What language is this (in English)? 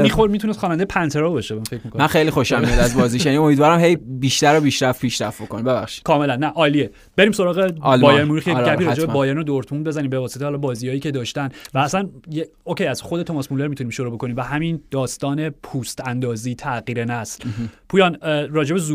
Persian